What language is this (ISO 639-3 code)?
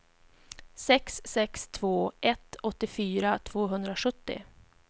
swe